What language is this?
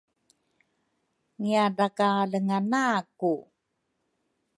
Rukai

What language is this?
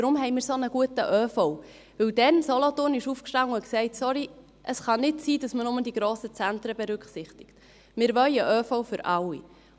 Swiss German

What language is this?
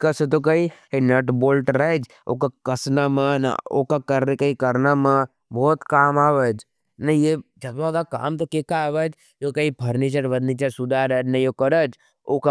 Nimadi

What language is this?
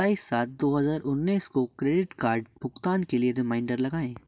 Hindi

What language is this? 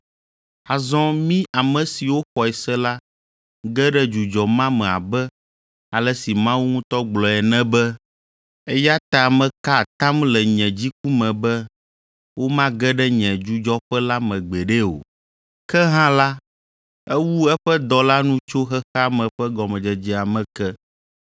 Ewe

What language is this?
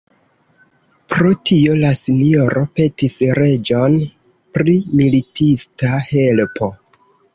Esperanto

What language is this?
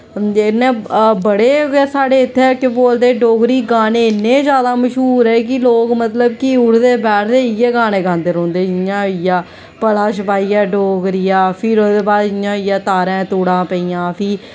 Dogri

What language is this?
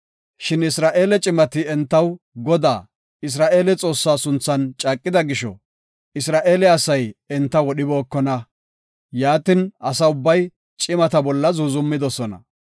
Gofa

